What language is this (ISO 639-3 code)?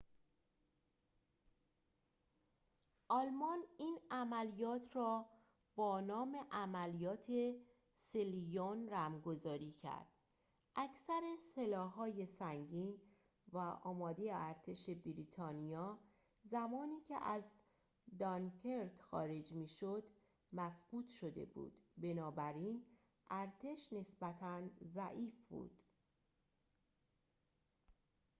fas